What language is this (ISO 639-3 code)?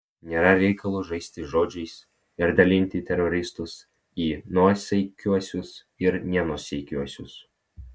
lit